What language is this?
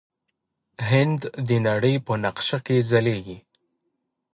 Pashto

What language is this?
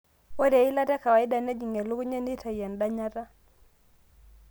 Masai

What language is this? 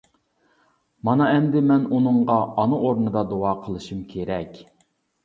Uyghur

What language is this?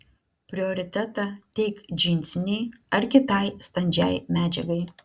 Lithuanian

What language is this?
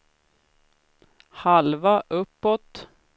Swedish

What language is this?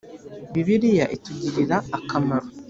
Kinyarwanda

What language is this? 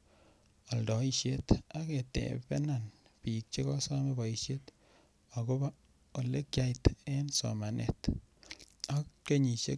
Kalenjin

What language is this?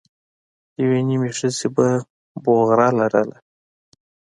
Pashto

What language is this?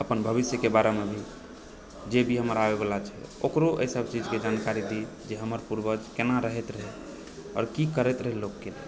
Maithili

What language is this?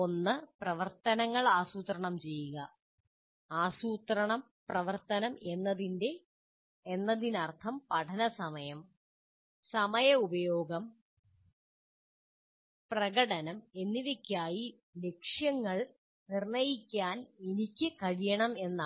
Malayalam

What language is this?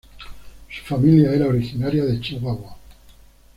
Spanish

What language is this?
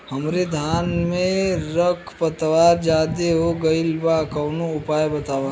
Bhojpuri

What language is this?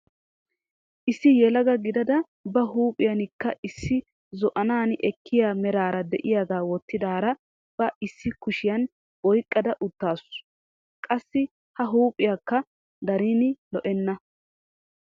Wolaytta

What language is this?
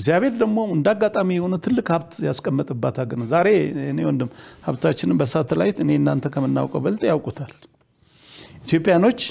Arabic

